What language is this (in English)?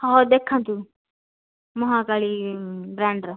Odia